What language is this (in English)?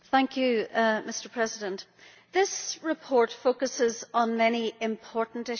English